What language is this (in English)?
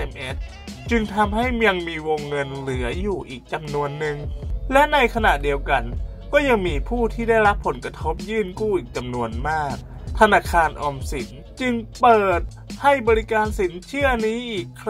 Thai